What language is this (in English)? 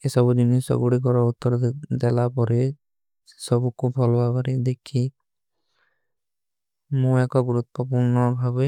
Kui (India)